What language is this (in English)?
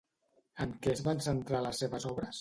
Catalan